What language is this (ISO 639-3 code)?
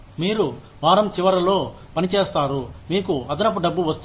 tel